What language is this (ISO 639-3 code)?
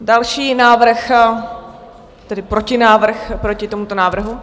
ces